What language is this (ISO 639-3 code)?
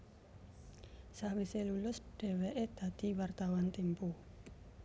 jav